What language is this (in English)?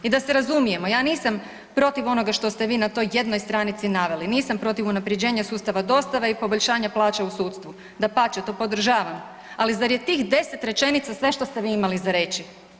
Croatian